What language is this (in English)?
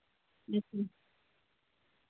Santali